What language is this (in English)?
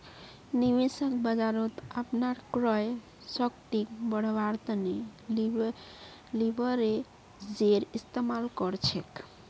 Magahi